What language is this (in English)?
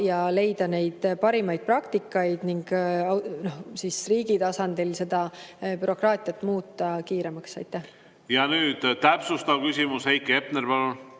Estonian